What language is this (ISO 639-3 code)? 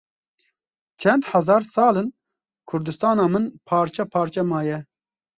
kur